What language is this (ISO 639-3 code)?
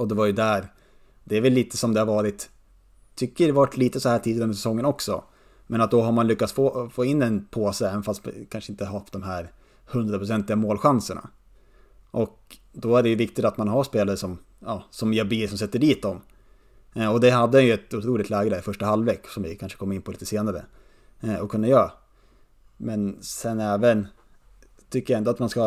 swe